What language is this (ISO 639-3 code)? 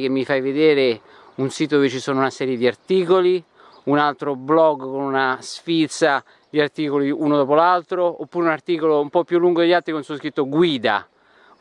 ita